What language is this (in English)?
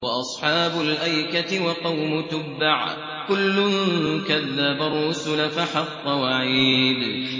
Arabic